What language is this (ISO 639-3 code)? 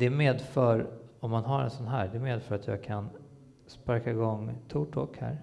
swe